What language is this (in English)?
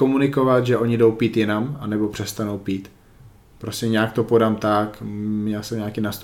Czech